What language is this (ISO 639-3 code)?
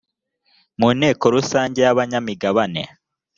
kin